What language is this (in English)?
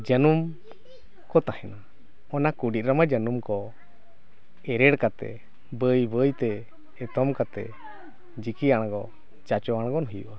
Santali